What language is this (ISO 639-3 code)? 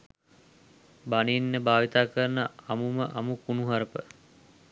sin